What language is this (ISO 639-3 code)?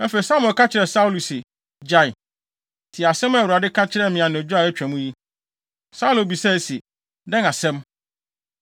aka